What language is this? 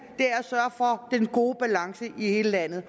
Danish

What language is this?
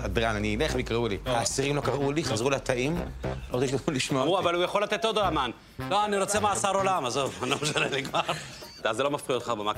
Hebrew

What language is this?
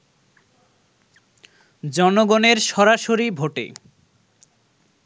Bangla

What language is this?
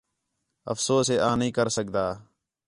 Khetrani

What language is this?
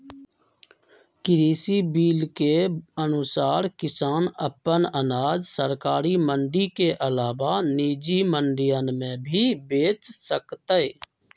Magahi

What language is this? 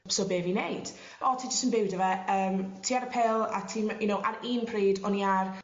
Welsh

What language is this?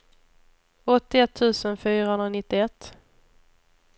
Swedish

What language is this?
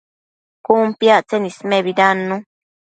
Matsés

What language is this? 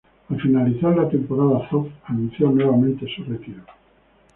Spanish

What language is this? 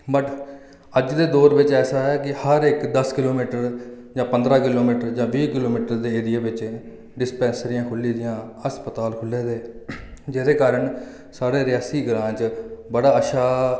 Dogri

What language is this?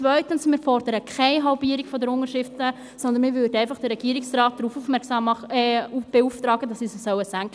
Swiss German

